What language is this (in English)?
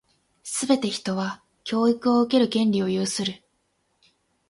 Japanese